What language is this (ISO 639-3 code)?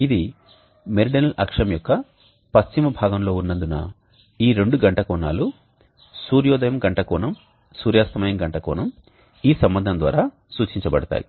tel